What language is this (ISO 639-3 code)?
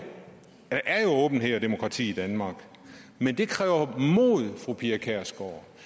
dan